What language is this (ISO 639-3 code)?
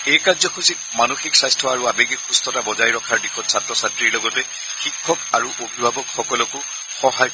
asm